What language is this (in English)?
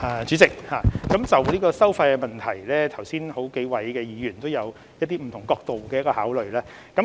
Cantonese